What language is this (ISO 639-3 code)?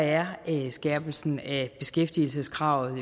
dan